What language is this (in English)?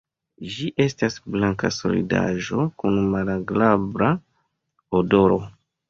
Esperanto